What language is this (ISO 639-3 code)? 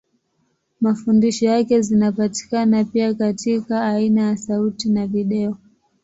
swa